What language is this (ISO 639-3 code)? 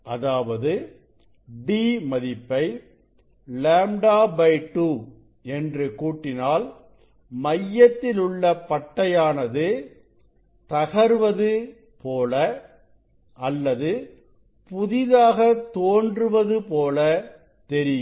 tam